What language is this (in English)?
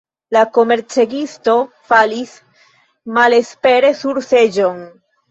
Esperanto